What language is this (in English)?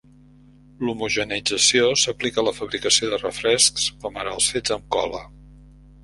Catalan